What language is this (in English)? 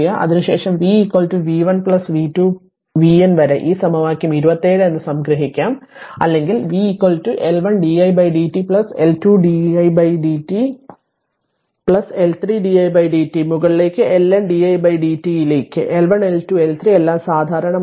Malayalam